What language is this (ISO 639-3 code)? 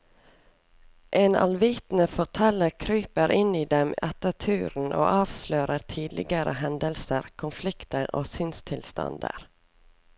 nor